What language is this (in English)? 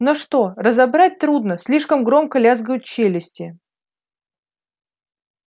Russian